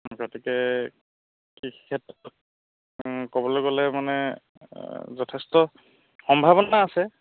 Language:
Assamese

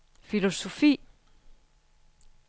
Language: Danish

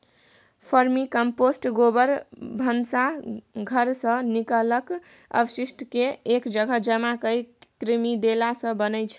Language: Maithili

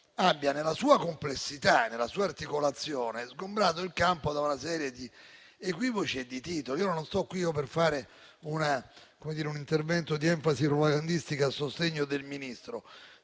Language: Italian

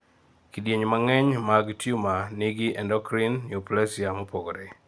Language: Luo (Kenya and Tanzania)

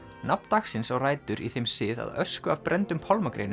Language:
Icelandic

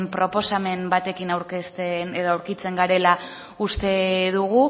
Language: Basque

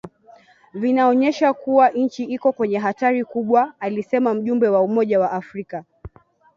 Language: Swahili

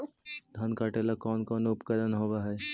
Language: Magahi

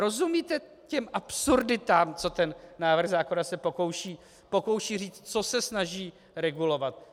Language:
Czech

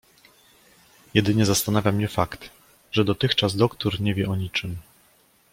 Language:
Polish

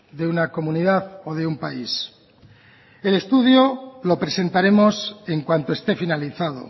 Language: Spanish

